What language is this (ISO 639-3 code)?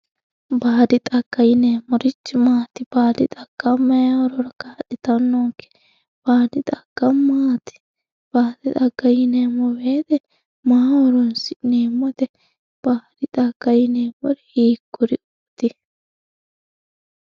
sid